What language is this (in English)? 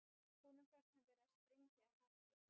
Icelandic